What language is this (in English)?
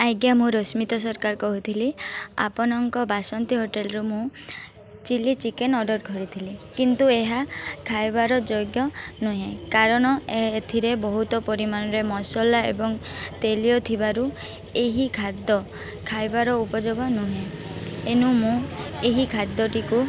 Odia